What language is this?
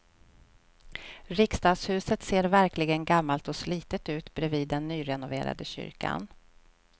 Swedish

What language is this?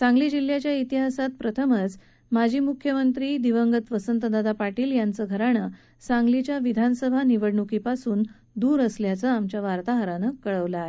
Marathi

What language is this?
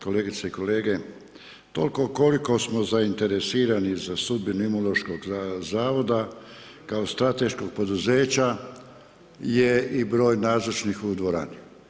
Croatian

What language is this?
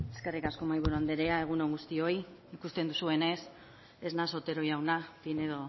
Basque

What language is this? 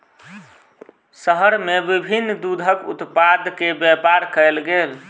Maithili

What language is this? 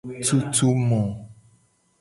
Gen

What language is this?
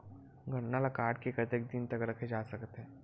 Chhattisgarhi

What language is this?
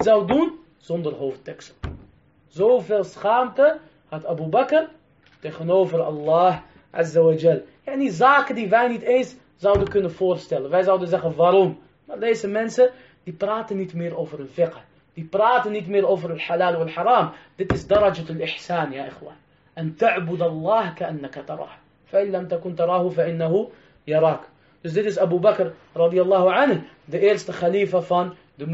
Dutch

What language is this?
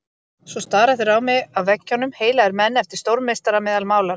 Icelandic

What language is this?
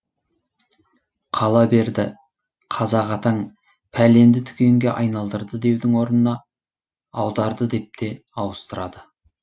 Kazakh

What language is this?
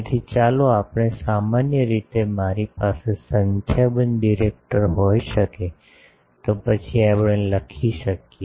Gujarati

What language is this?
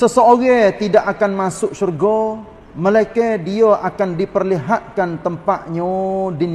Malay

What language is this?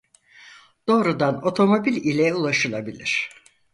Turkish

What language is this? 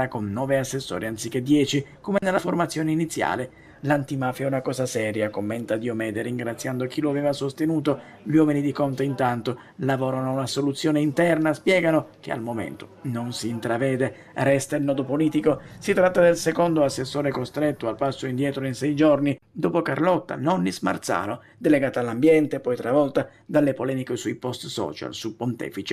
Italian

